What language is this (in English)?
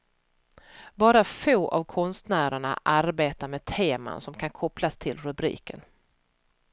Swedish